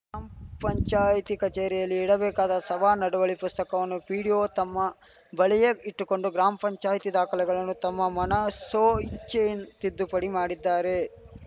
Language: Kannada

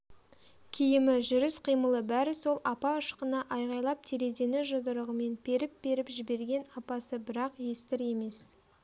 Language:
Kazakh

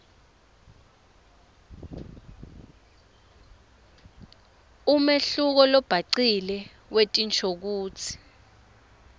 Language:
Swati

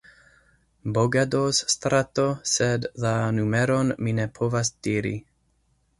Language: Esperanto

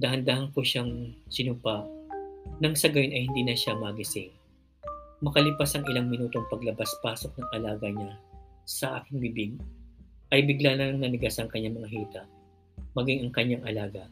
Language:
Filipino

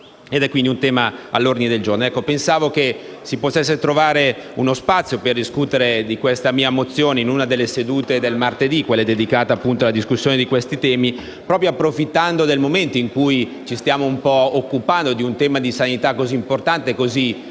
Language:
Italian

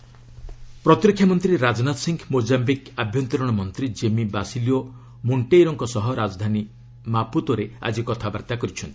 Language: Odia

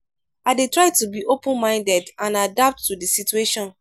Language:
Nigerian Pidgin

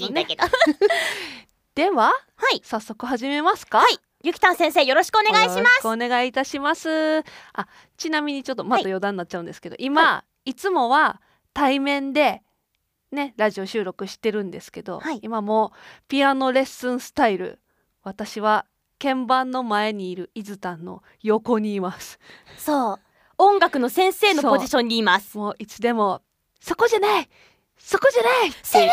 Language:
Japanese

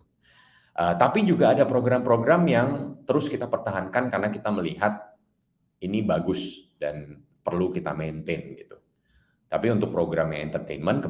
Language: Indonesian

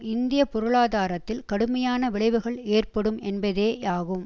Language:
Tamil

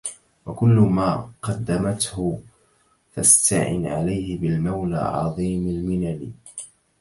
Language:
Arabic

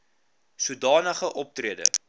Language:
Afrikaans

